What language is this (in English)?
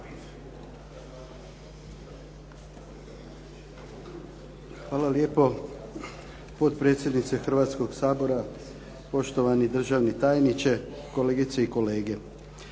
Croatian